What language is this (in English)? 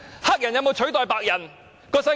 Cantonese